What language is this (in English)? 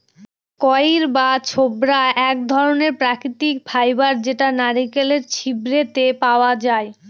Bangla